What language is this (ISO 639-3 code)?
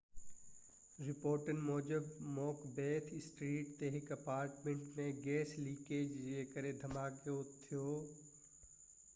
snd